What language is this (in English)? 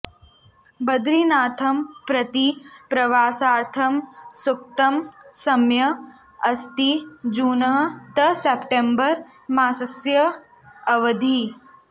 Sanskrit